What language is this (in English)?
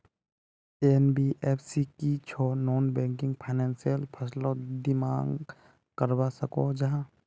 Magahi